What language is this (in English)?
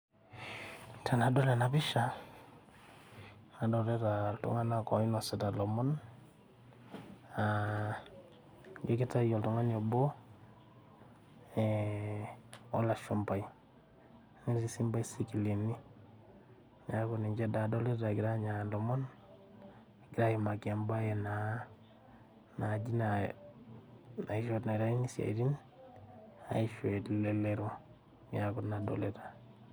Masai